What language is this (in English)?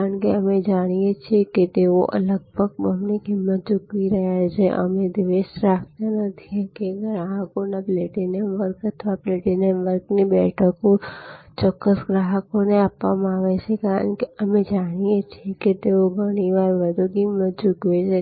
Gujarati